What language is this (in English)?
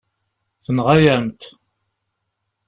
Kabyle